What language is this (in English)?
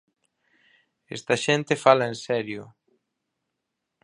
Galician